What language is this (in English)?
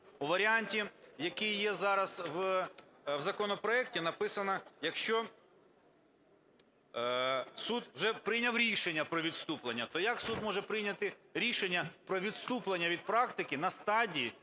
Ukrainian